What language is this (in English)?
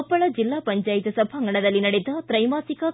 Kannada